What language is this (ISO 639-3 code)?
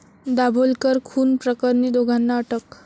mar